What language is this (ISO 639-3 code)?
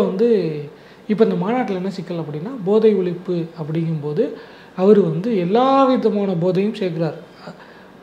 tam